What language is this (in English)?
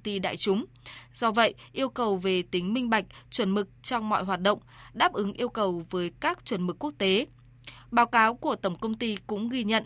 Vietnamese